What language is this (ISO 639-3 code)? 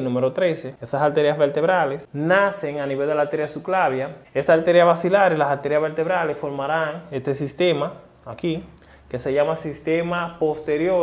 spa